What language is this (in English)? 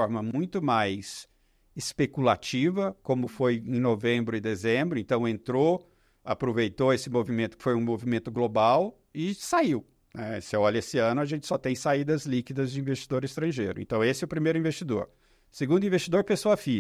Portuguese